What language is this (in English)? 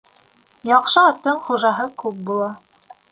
Bashkir